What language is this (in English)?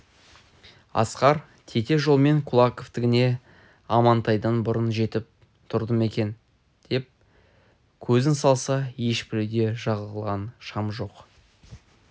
Kazakh